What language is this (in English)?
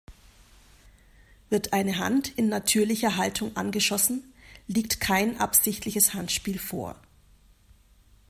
German